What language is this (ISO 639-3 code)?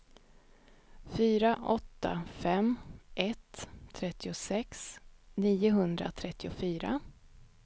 swe